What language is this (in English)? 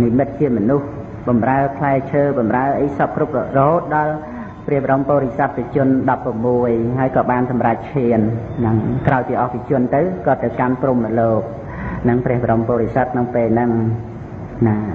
Khmer